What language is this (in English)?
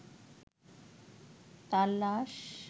Bangla